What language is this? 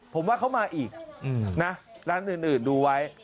Thai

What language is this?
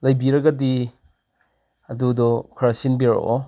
Manipuri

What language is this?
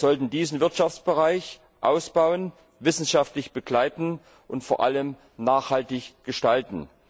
German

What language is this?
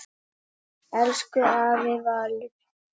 Icelandic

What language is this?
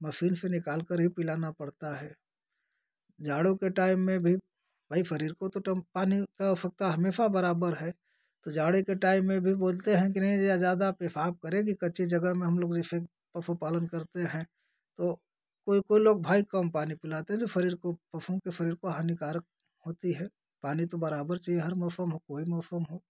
Hindi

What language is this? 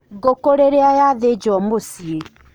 Kikuyu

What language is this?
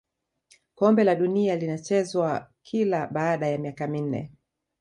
Swahili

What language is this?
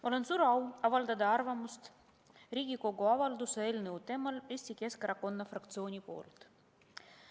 Estonian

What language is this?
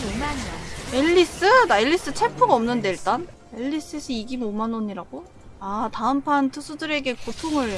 Korean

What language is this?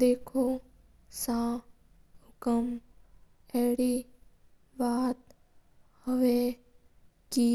Mewari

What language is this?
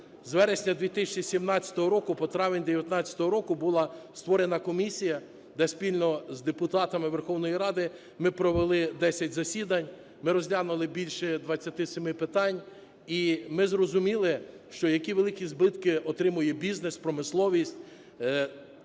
Ukrainian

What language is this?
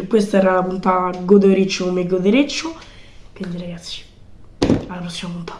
Italian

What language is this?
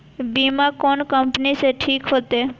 Maithili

